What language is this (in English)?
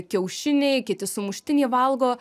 Lithuanian